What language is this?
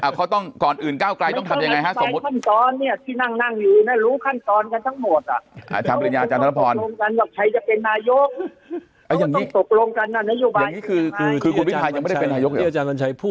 Thai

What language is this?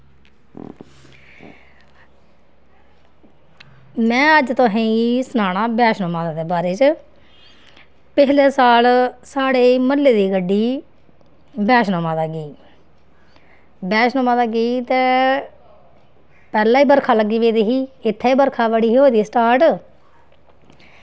Dogri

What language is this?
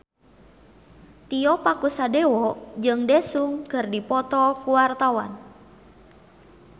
Sundanese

